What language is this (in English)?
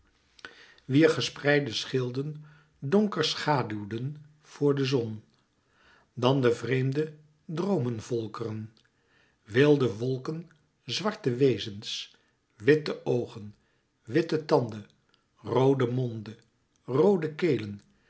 Dutch